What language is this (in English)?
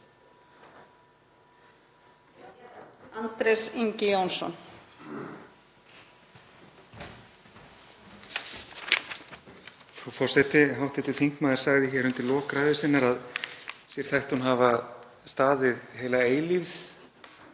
Icelandic